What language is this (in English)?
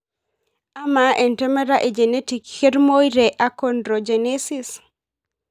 Masai